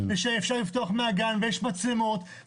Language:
Hebrew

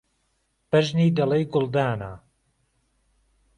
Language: Central Kurdish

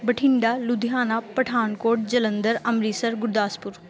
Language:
Punjabi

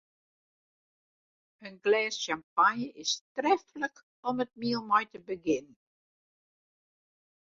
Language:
Western Frisian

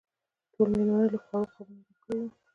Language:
Pashto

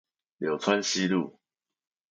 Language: Chinese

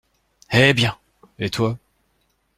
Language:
French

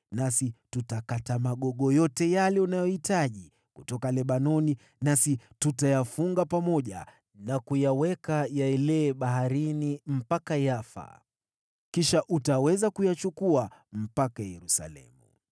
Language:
Swahili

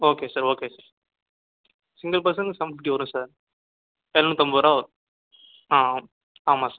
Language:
Tamil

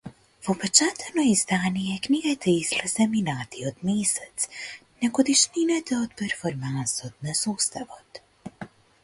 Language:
Macedonian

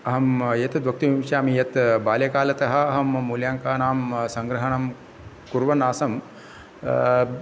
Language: Sanskrit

